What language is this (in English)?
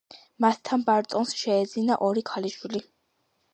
Georgian